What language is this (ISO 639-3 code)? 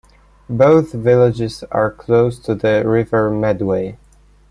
eng